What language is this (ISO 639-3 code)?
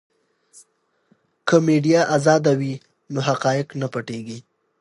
pus